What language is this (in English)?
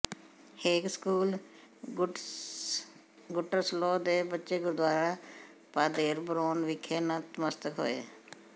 Punjabi